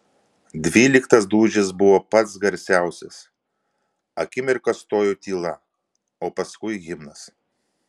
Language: Lithuanian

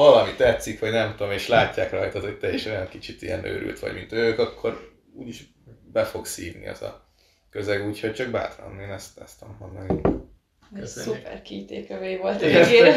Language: Hungarian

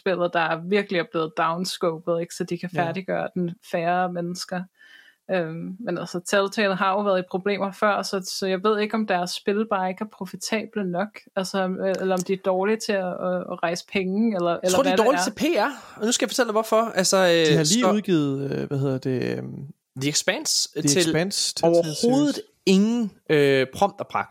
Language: Danish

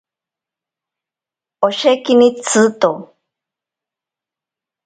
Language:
Ashéninka Perené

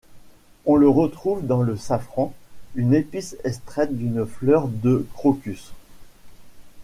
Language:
French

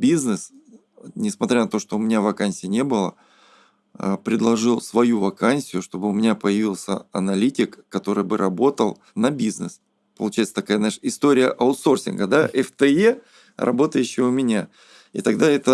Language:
Russian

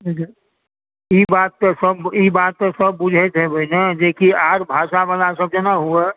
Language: Maithili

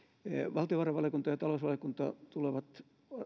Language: Finnish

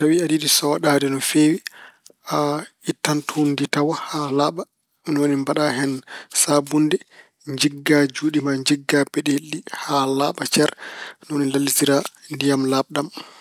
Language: Fula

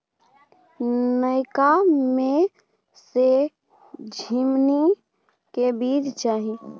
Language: Maithili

